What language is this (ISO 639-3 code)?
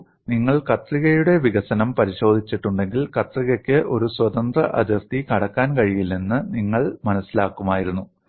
mal